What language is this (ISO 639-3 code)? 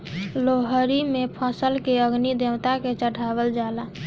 bho